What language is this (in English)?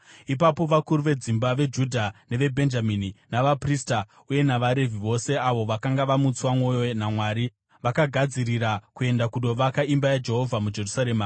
Shona